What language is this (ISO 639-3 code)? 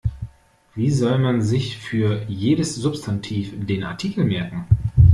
deu